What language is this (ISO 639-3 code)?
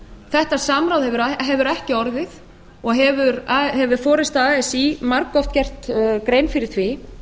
isl